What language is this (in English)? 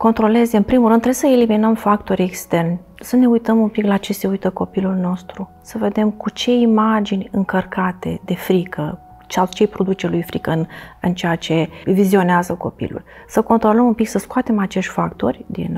Romanian